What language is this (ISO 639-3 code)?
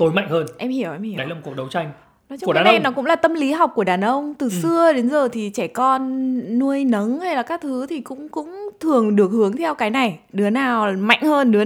vie